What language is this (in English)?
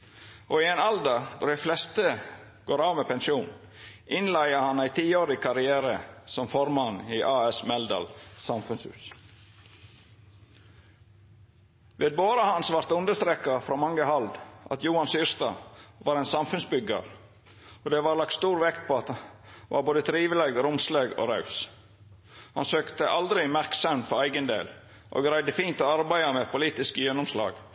Norwegian Nynorsk